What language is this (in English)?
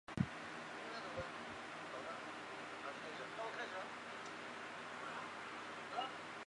Chinese